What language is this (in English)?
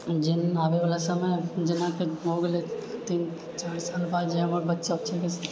Maithili